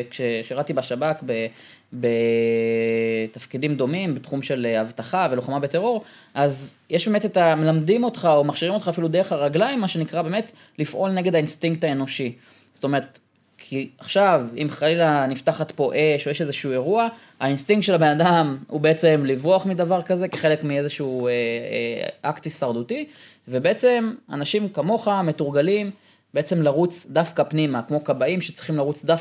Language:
Hebrew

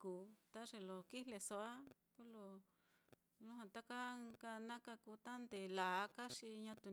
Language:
Mitlatongo Mixtec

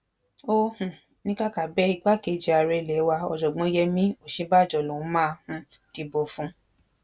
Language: Yoruba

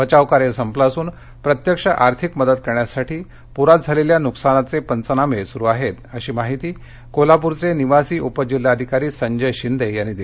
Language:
Marathi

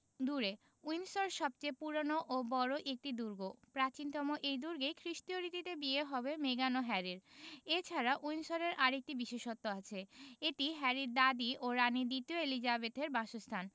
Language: Bangla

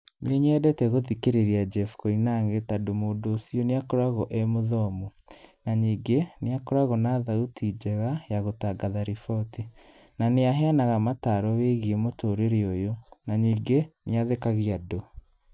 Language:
Kikuyu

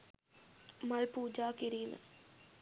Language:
Sinhala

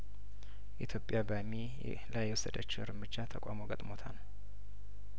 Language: Amharic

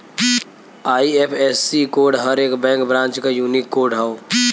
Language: Bhojpuri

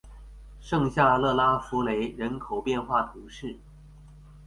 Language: Chinese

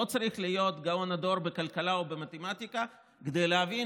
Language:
Hebrew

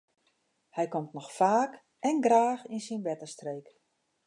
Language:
Western Frisian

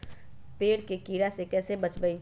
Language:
Magahi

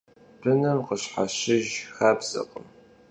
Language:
Kabardian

